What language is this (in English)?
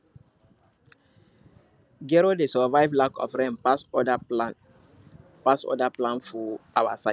Nigerian Pidgin